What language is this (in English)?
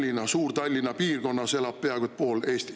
Estonian